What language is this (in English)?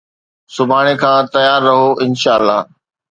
Sindhi